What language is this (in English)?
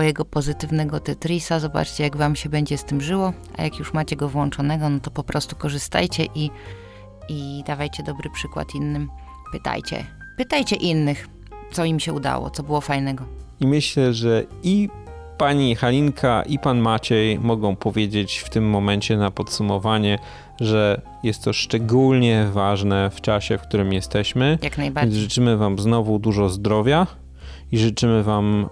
Polish